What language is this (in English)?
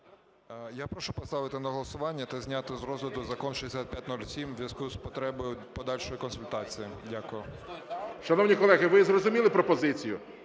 Ukrainian